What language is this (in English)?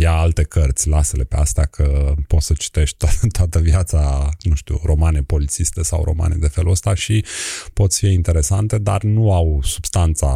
Romanian